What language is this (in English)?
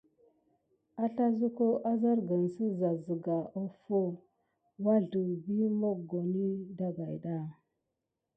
Gidar